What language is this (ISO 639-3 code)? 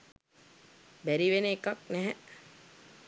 sin